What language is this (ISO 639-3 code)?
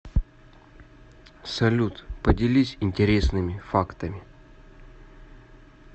rus